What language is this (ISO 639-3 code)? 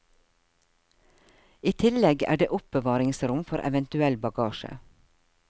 nor